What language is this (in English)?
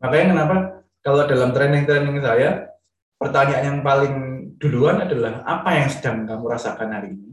Indonesian